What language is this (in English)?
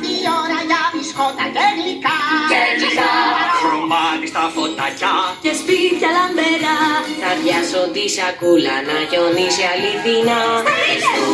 Greek